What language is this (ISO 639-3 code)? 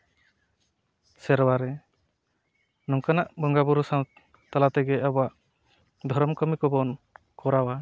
sat